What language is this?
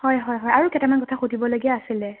Assamese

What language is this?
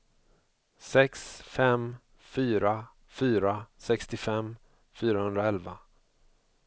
Swedish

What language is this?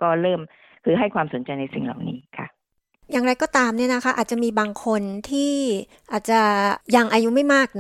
Thai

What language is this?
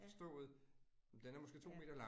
Danish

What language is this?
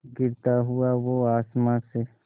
Hindi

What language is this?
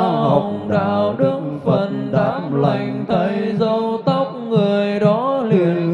Vietnamese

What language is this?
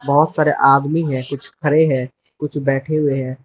Hindi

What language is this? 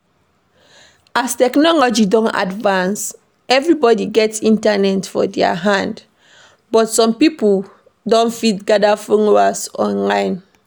Nigerian Pidgin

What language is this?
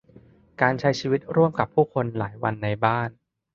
Thai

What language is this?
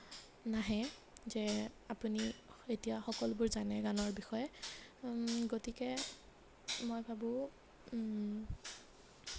Assamese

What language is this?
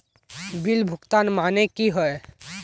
Magahi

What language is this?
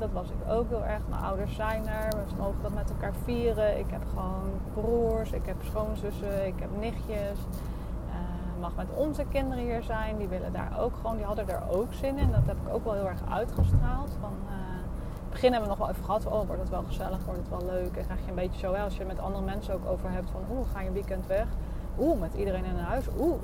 Dutch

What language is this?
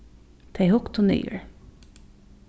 Faroese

